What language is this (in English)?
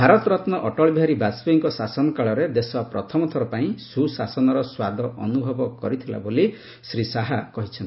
Odia